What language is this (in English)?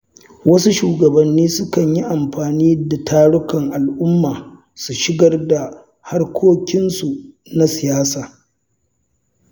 Hausa